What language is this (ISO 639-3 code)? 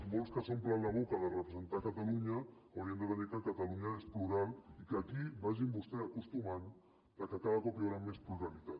cat